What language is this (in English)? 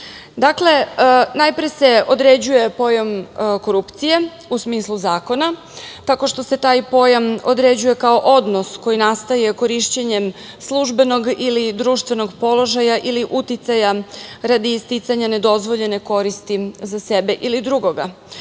Serbian